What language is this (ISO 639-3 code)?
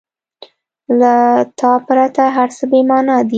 pus